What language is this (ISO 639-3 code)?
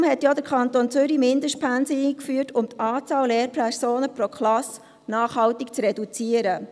gsw